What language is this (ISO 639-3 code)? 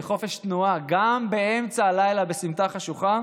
heb